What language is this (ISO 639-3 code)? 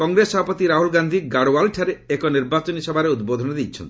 ori